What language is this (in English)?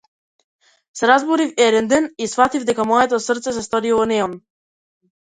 Macedonian